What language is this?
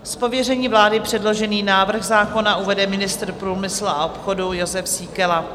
Czech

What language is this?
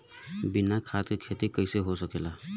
Bhojpuri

